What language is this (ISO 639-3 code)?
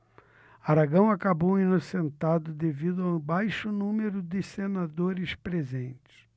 por